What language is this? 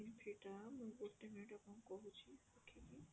Odia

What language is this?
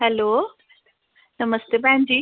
Dogri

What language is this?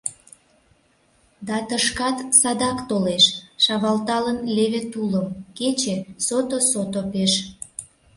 Mari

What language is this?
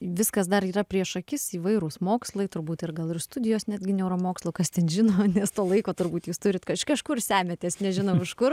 Lithuanian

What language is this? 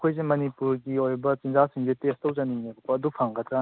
Manipuri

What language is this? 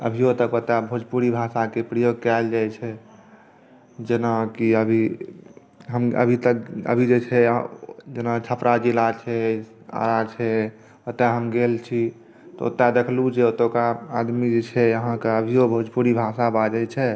Maithili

